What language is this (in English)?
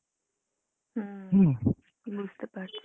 Bangla